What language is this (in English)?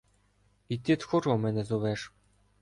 Ukrainian